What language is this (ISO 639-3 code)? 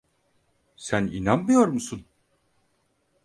tur